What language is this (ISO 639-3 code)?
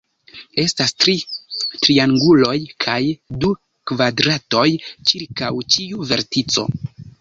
epo